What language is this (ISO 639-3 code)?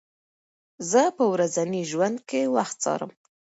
pus